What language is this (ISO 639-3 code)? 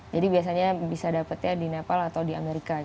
ind